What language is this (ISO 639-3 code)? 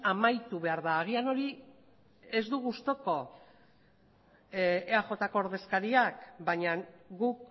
eus